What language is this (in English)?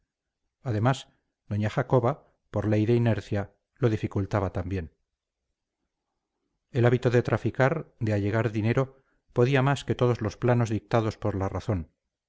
Spanish